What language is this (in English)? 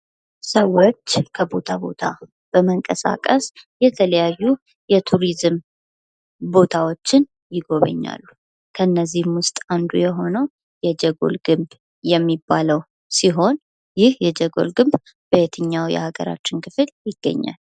Amharic